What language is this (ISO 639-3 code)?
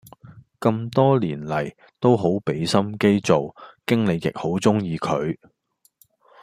yue